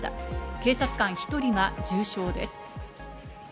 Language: Japanese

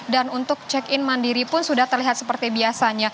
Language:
Indonesian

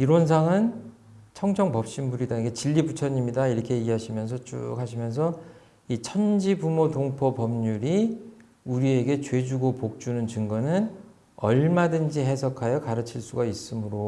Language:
Korean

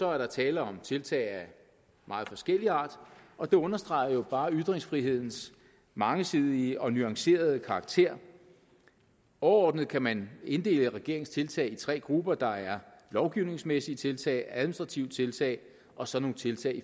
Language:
Danish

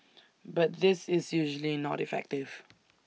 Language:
English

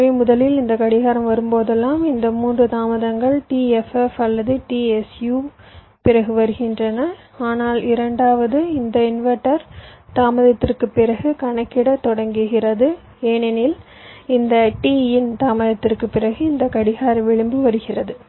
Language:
Tamil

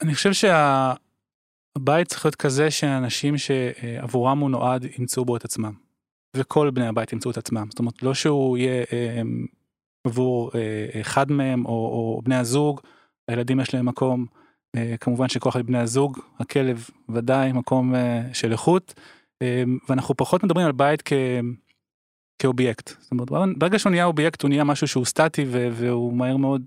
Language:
Hebrew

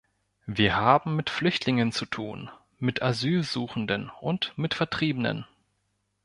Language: German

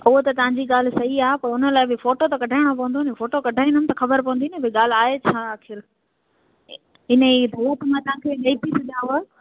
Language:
Sindhi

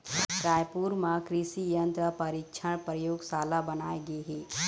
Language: Chhattisgarhi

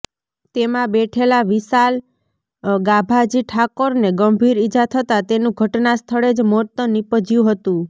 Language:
Gujarati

